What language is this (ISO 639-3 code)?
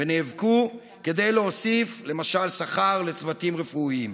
heb